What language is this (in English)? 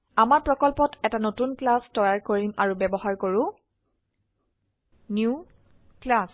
Assamese